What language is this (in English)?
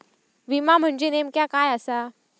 Marathi